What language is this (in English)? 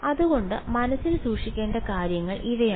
Malayalam